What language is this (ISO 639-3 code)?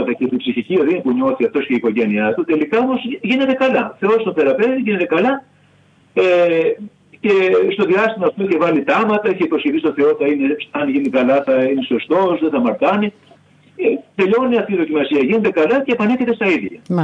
ell